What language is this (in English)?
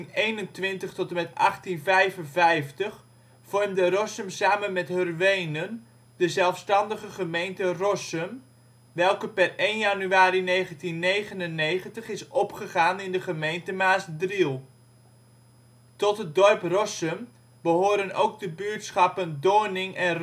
Dutch